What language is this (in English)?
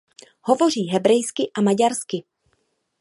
Czech